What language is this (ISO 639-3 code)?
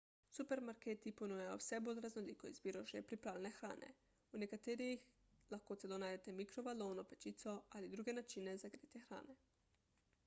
slv